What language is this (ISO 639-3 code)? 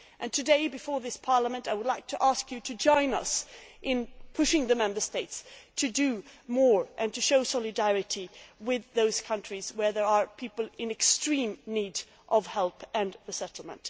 eng